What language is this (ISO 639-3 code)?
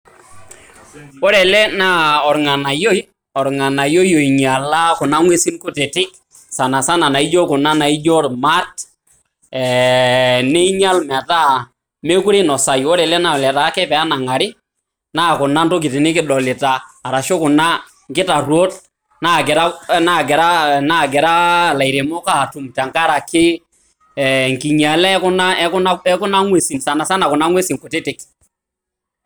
mas